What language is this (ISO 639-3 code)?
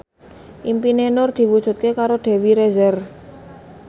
jav